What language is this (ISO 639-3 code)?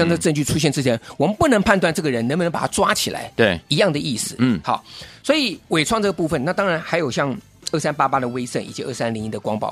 zho